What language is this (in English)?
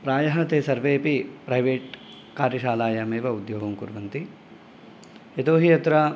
Sanskrit